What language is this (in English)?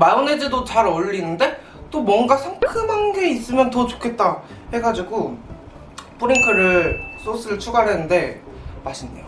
Korean